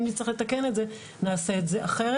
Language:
Hebrew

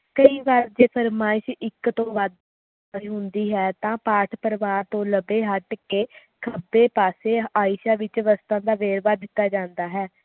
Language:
Punjabi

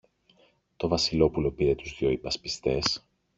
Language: Greek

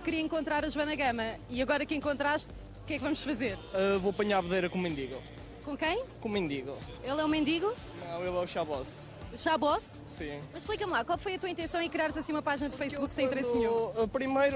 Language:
Portuguese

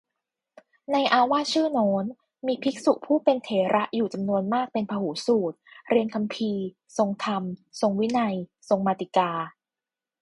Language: Thai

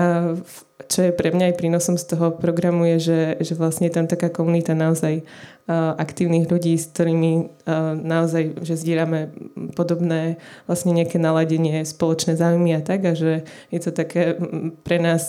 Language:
Slovak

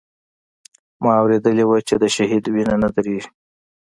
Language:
Pashto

